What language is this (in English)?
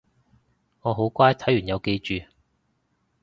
Cantonese